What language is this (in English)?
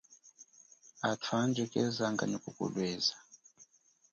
Chokwe